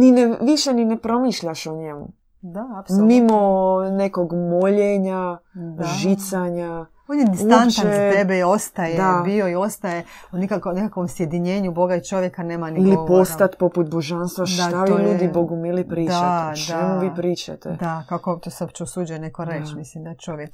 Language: Croatian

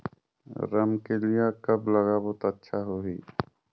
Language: Chhattisgarhi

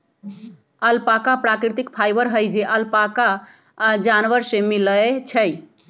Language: Magahi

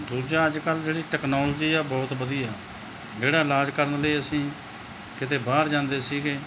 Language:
Punjabi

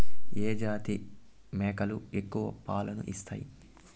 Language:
Telugu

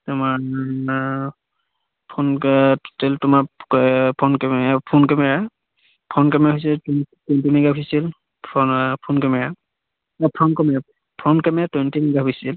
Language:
Assamese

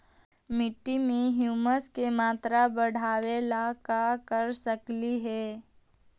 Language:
Magahi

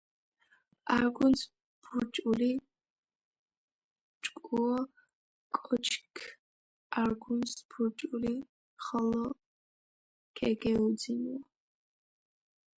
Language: Georgian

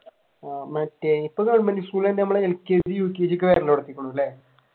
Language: Malayalam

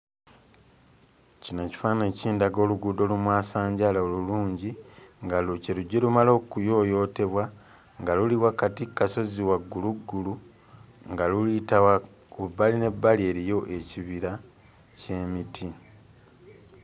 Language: Ganda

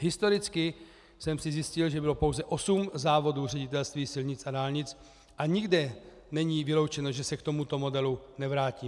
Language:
Czech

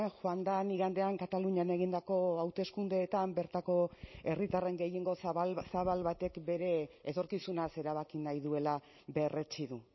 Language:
Basque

